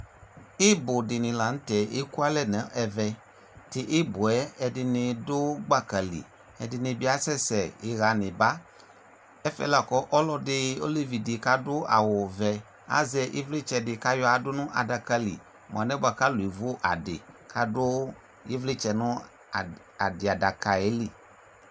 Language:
Ikposo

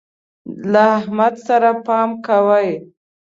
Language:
Pashto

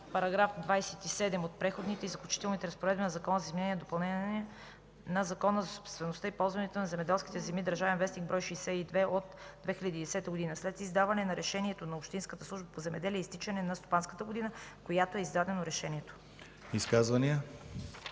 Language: Bulgarian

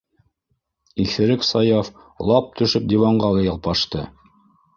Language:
Bashkir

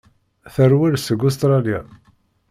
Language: Kabyle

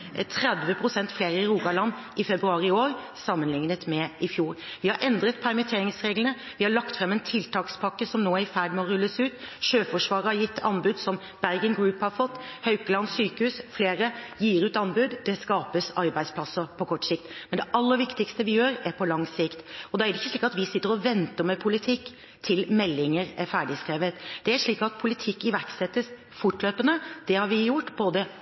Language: Norwegian Bokmål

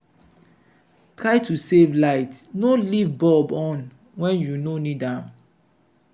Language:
Nigerian Pidgin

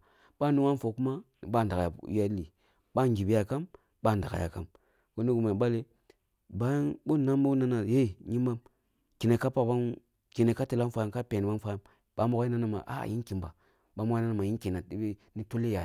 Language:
Kulung (Nigeria)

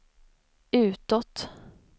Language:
Swedish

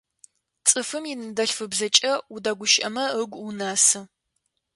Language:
Adyghe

